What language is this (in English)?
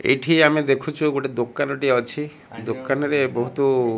Odia